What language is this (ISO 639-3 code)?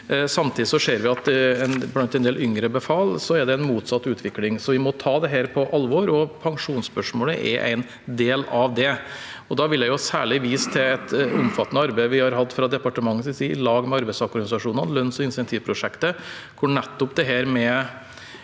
nor